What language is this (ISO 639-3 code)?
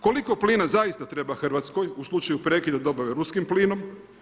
hrv